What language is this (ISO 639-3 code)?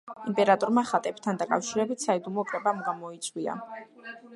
kat